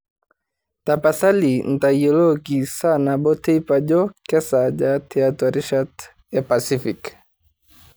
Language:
Masai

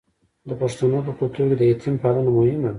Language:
Pashto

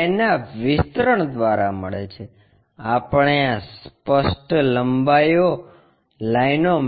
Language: Gujarati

